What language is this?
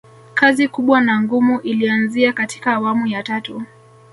Swahili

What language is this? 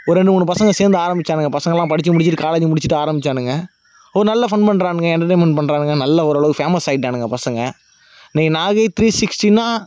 Tamil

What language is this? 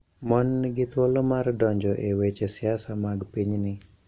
Luo (Kenya and Tanzania)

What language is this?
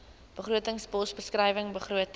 Afrikaans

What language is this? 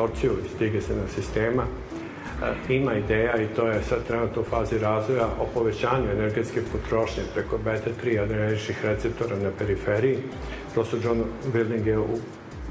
Croatian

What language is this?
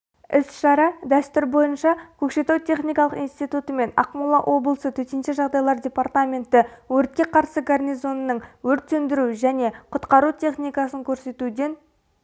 Kazakh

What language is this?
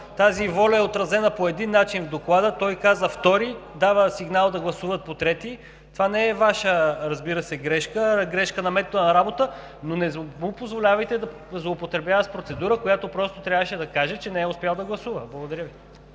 Bulgarian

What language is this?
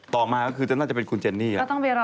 Thai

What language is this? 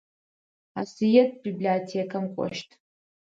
Adyghe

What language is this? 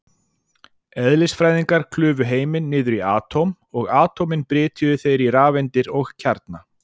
Icelandic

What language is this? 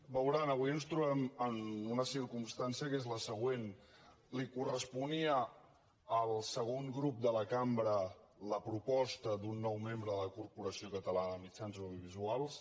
Catalan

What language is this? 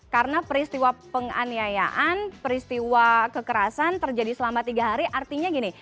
Indonesian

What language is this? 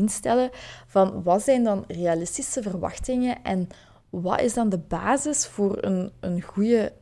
Dutch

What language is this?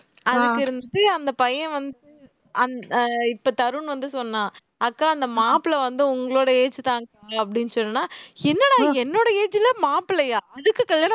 Tamil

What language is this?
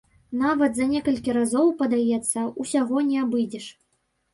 Belarusian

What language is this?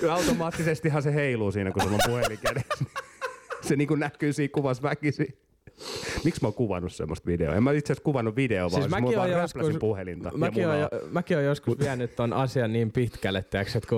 Finnish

